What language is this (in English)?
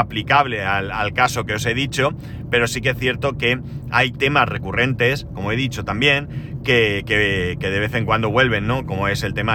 Spanish